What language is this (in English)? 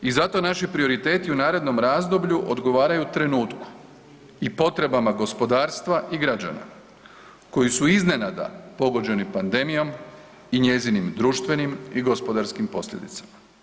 Croatian